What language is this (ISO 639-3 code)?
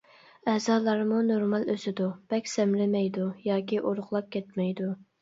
uig